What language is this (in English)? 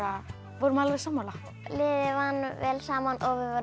Icelandic